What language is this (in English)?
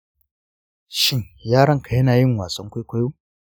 Hausa